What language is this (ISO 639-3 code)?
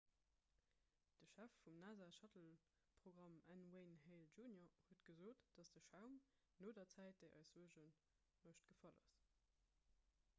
ltz